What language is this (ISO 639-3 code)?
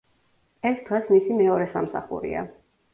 kat